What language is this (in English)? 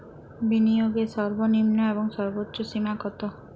Bangla